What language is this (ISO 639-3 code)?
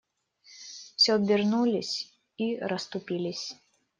rus